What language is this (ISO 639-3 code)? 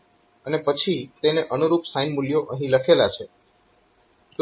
guj